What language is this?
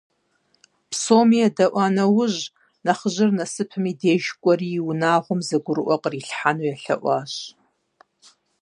Kabardian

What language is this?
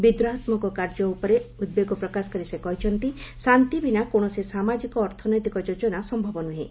Odia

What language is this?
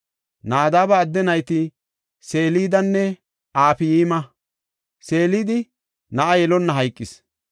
Gofa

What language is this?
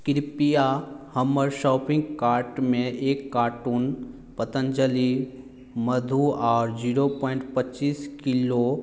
Maithili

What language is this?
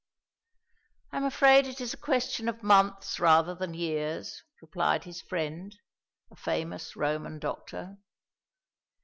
English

